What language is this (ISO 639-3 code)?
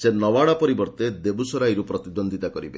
ori